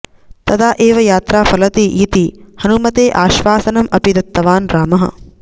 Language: Sanskrit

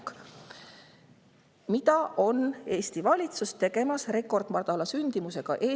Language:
Estonian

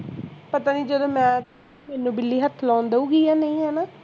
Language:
Punjabi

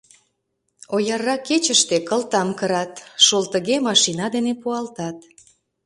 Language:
Mari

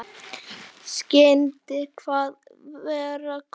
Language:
Icelandic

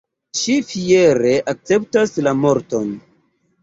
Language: Esperanto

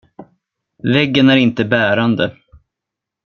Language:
Swedish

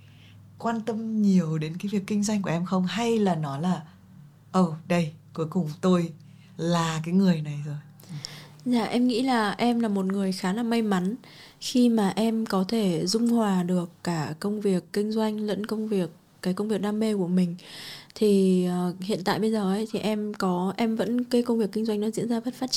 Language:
Vietnamese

